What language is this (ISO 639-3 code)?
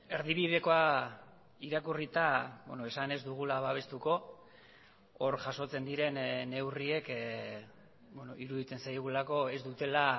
eus